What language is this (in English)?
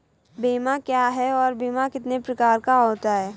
Hindi